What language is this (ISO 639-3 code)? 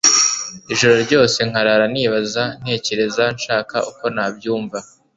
kin